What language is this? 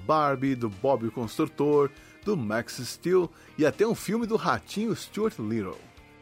Portuguese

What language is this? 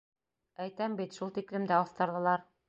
Bashkir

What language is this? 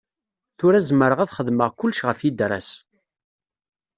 Kabyle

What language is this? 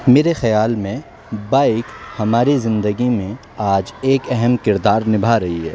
Urdu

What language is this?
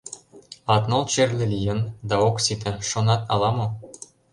Mari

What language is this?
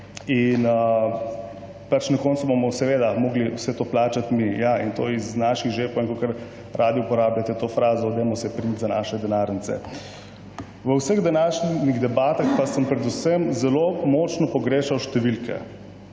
Slovenian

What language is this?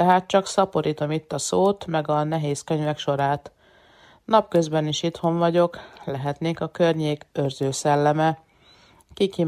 Hungarian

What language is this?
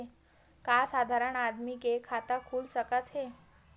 Chhattisgarhi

